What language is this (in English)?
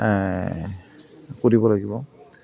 Assamese